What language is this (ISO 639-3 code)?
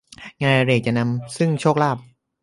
tha